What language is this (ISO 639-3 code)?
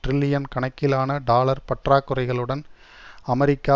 tam